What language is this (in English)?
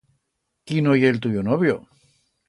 Aragonese